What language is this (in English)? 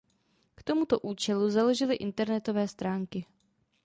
Czech